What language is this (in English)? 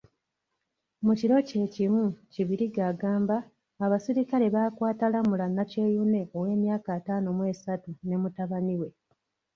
Ganda